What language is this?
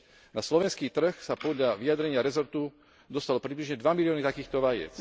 Slovak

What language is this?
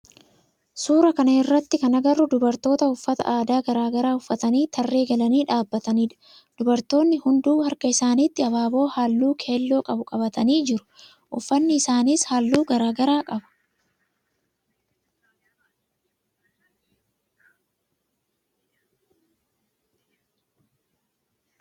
Oromo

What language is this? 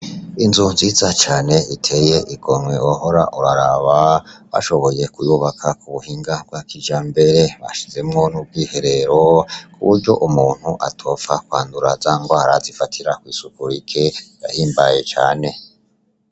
Rundi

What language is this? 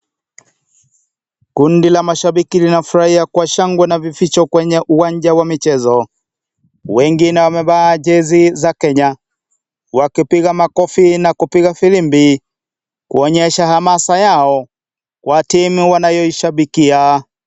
Swahili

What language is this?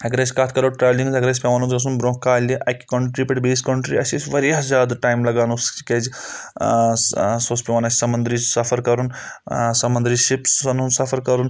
Kashmiri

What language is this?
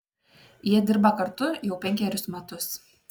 Lithuanian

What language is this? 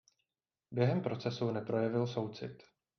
Czech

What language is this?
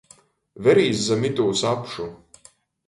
Latgalian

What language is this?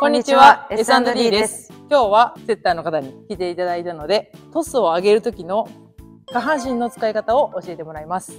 Japanese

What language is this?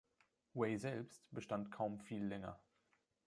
German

